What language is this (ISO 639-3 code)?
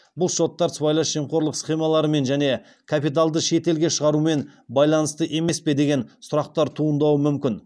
kaz